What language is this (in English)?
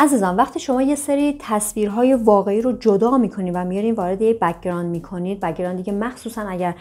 Persian